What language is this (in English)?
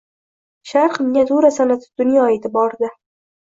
Uzbek